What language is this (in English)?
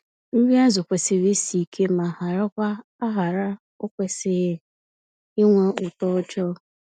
Igbo